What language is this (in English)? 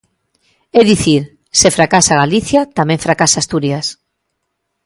Galician